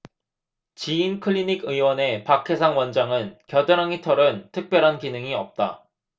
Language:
Korean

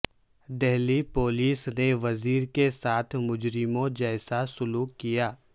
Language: Urdu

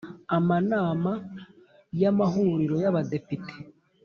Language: Kinyarwanda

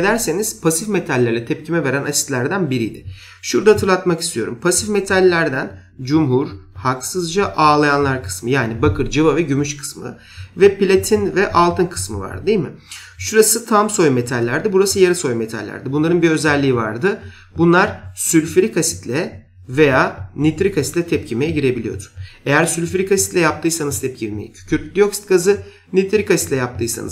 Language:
Turkish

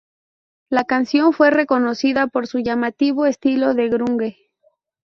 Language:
Spanish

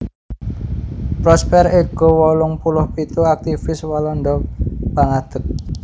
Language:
Javanese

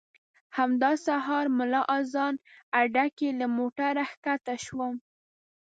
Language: Pashto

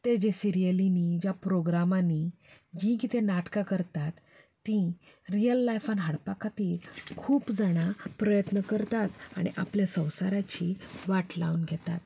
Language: Konkani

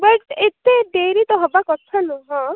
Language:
Odia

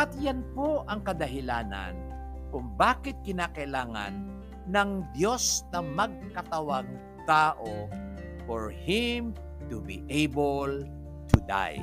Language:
Filipino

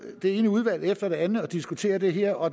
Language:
Danish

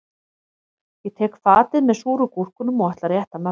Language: Icelandic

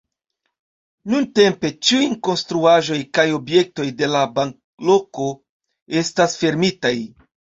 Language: Esperanto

